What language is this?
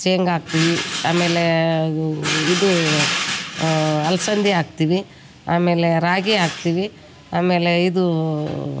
Kannada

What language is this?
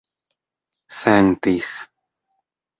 Esperanto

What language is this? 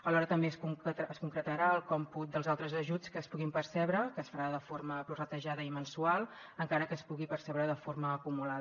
Catalan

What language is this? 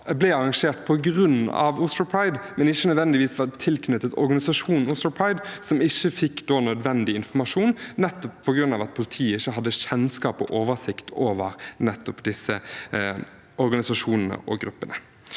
Norwegian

